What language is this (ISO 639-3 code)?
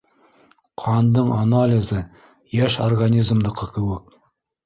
bak